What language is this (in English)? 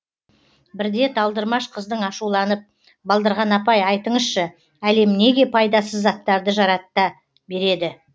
Kazakh